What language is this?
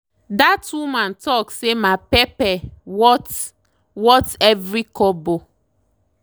Nigerian Pidgin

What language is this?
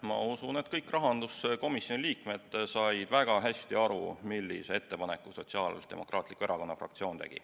Estonian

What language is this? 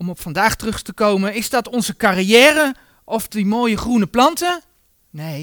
Dutch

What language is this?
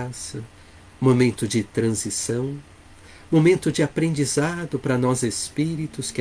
Portuguese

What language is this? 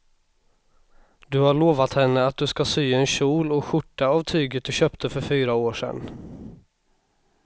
Swedish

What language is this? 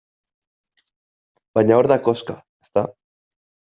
Basque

